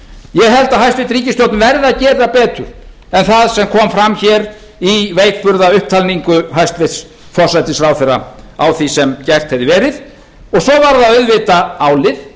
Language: Icelandic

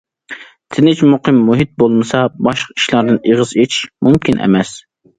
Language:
Uyghur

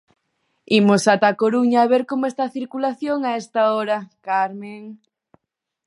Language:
Galician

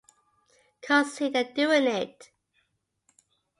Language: English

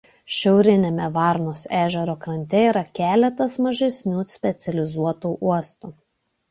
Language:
Lithuanian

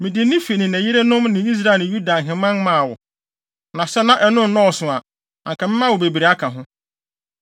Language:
Akan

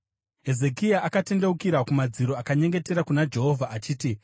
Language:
Shona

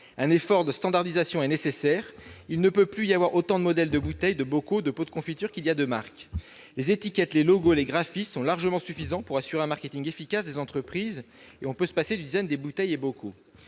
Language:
French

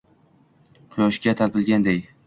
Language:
Uzbek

